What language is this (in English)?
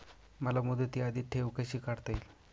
Marathi